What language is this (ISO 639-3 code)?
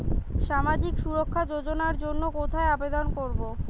ben